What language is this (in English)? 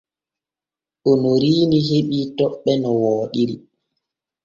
Borgu Fulfulde